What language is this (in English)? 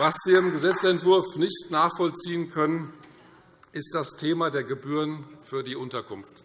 German